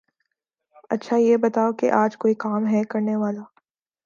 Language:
Urdu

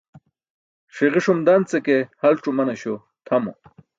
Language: Burushaski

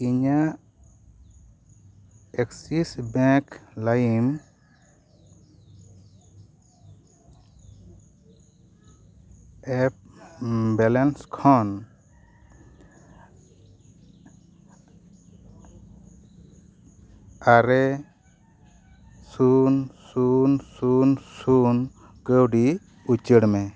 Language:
Santali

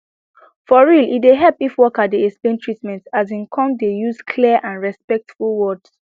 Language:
Nigerian Pidgin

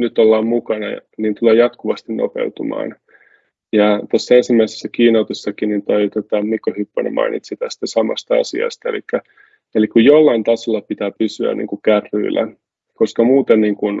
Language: Finnish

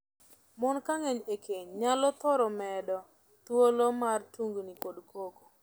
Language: Luo (Kenya and Tanzania)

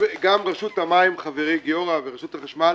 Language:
Hebrew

